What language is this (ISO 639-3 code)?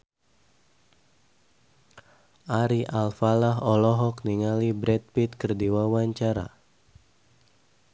sun